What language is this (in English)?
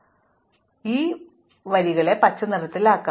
Malayalam